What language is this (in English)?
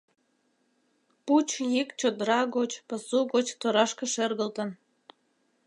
Mari